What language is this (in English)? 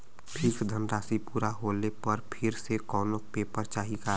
Bhojpuri